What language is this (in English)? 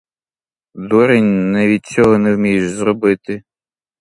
Ukrainian